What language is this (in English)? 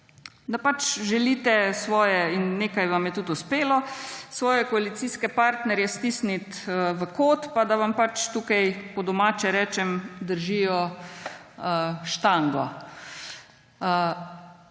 Slovenian